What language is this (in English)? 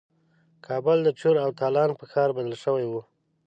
Pashto